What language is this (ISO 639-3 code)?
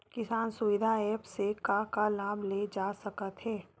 hne